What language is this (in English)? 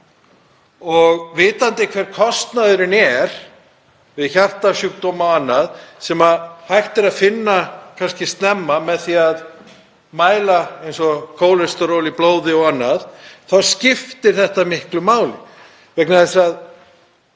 Icelandic